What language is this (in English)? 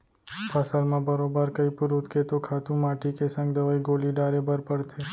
Chhattisgarhi